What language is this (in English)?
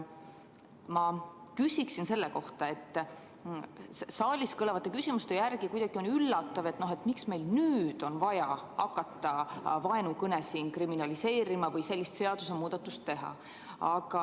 Estonian